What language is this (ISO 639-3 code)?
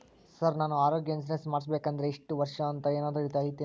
kan